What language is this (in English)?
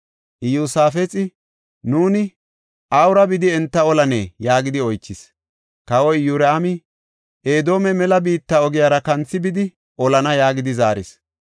Gofa